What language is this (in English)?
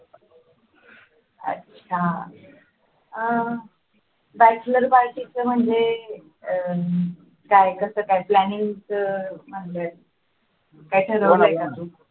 Marathi